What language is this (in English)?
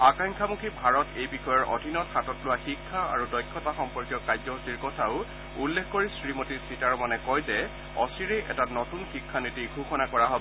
Assamese